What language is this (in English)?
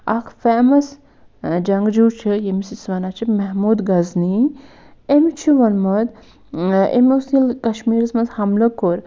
Kashmiri